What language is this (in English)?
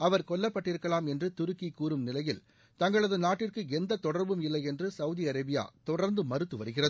Tamil